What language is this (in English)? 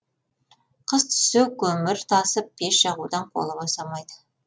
Kazakh